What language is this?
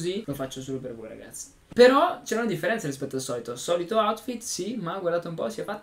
Italian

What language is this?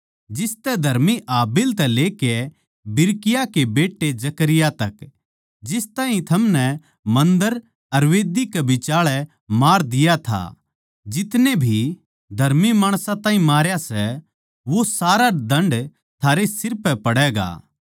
Haryanvi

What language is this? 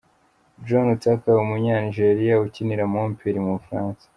Kinyarwanda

